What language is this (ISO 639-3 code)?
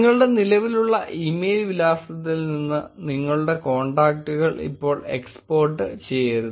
mal